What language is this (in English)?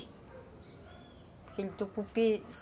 Portuguese